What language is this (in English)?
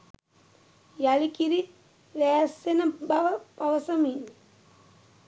Sinhala